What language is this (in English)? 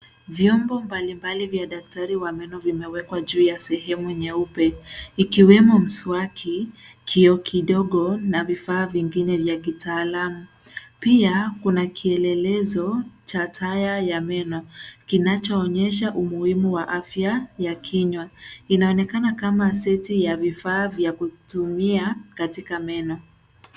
Swahili